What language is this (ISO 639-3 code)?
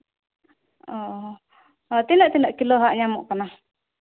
sat